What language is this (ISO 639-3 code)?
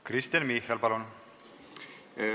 est